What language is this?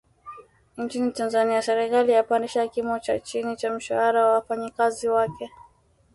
Swahili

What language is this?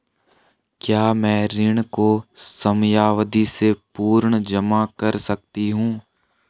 Hindi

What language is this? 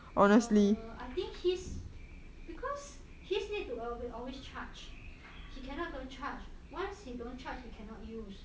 English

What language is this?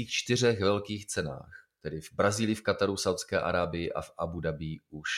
Czech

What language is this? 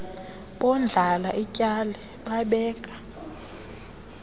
Xhosa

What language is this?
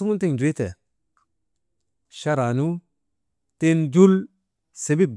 Maba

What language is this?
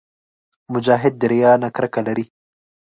Pashto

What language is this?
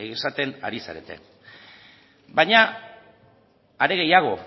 Basque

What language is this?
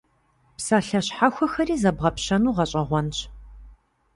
Kabardian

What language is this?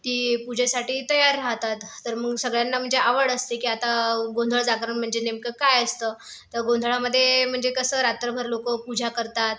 Marathi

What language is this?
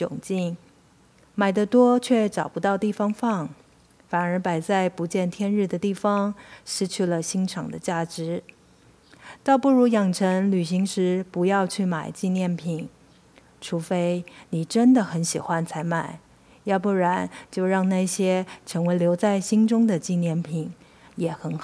Chinese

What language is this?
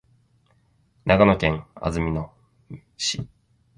Japanese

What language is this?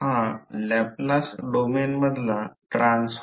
Marathi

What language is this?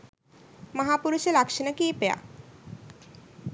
Sinhala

